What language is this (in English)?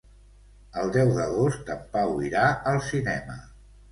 Catalan